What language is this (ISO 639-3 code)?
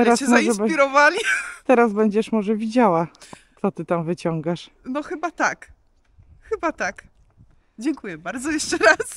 pol